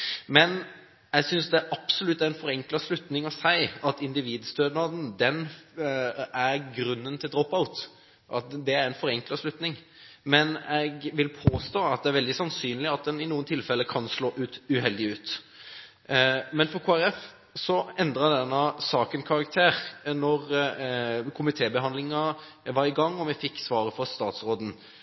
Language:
Norwegian Bokmål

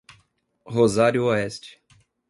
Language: Portuguese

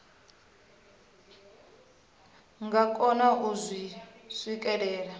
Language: Venda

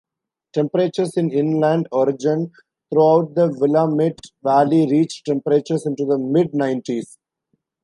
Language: English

